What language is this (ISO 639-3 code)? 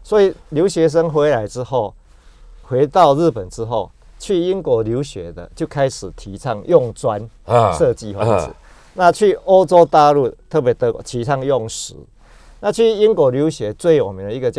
zho